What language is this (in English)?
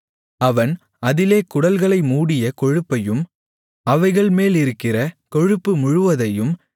Tamil